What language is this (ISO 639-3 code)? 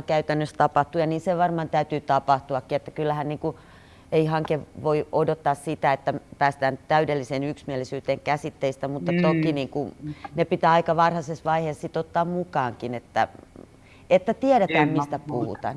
fin